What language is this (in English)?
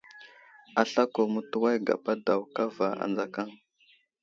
Wuzlam